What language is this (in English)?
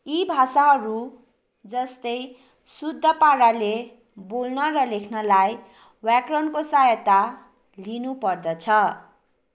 Nepali